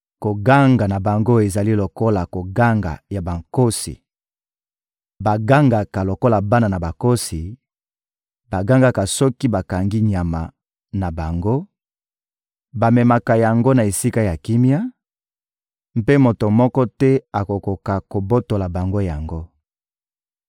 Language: Lingala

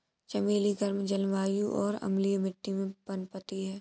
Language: Hindi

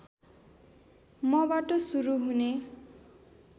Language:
Nepali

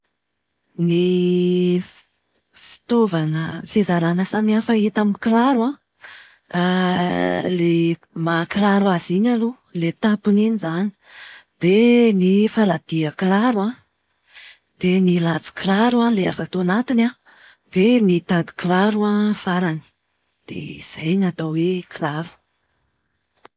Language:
Malagasy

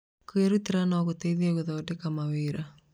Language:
Kikuyu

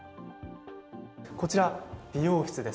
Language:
Japanese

